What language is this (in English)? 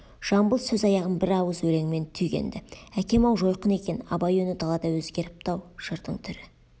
Kazakh